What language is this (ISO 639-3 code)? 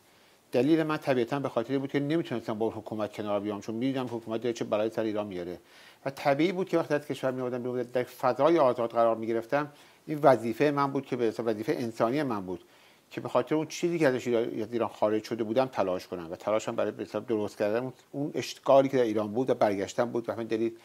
fas